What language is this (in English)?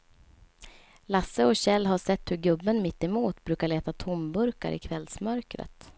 Swedish